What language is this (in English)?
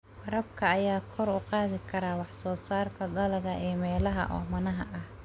Somali